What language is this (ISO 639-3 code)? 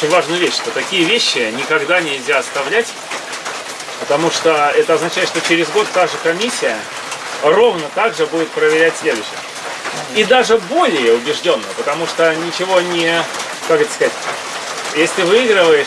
rus